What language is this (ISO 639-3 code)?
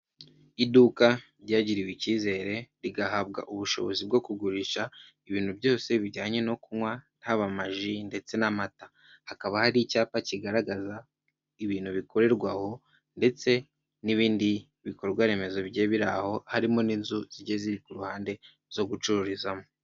kin